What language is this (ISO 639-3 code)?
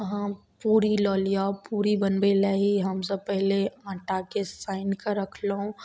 mai